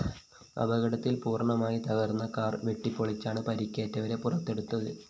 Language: Malayalam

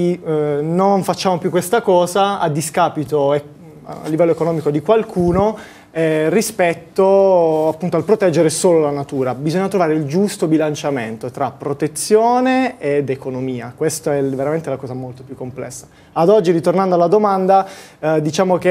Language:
Italian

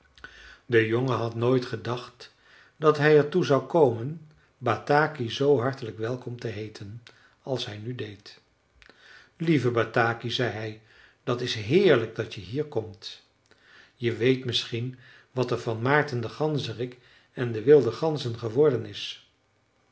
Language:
Dutch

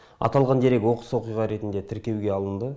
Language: Kazakh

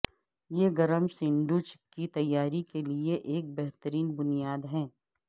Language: Urdu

